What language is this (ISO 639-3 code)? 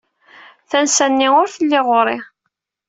kab